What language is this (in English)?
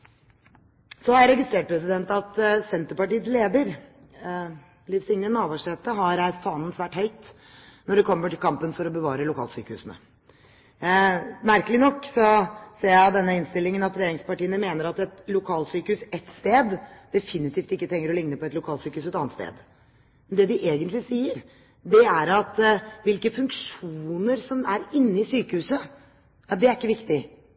Norwegian Bokmål